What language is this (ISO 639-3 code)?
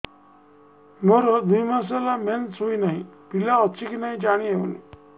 ori